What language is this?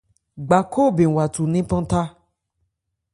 Ebrié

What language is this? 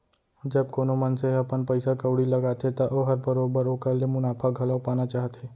Chhattisgarhi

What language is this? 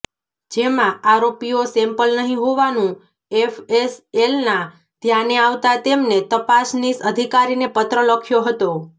Gujarati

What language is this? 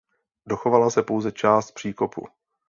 Czech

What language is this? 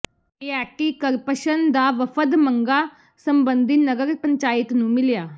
Punjabi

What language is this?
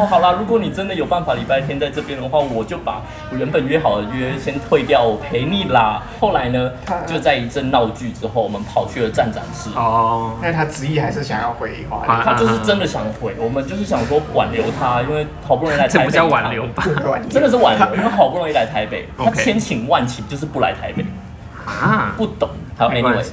Chinese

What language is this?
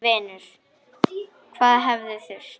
Icelandic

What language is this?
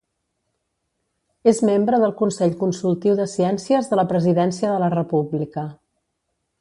Catalan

